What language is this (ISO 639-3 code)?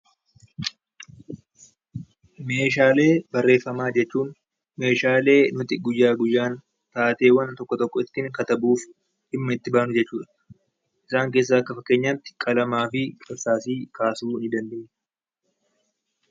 orm